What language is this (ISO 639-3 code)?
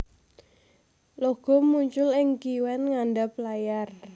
jav